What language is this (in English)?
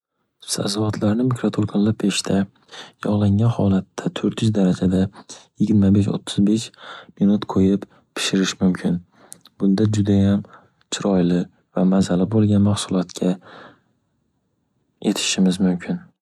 Uzbek